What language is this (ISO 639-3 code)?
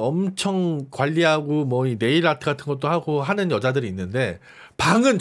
kor